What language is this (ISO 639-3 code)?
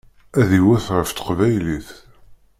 kab